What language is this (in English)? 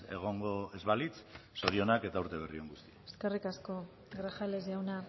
Basque